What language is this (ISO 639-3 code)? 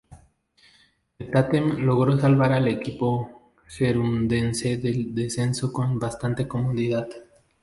spa